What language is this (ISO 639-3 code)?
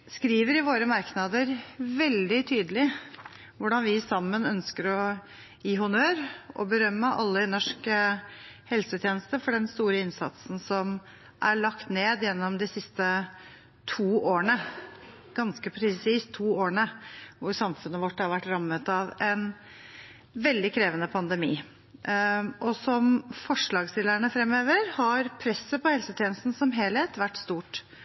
nob